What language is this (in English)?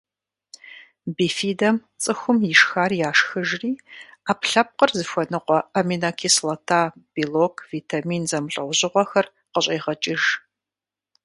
Kabardian